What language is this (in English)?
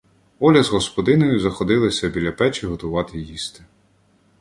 Ukrainian